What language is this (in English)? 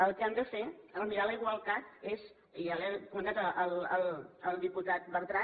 Catalan